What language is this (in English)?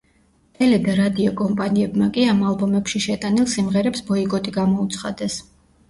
Georgian